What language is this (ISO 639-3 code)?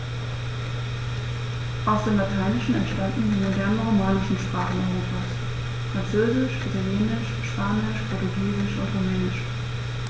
deu